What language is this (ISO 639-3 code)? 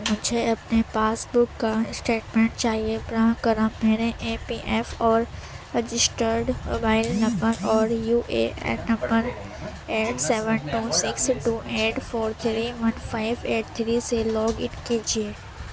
urd